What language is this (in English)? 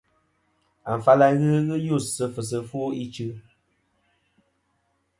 Kom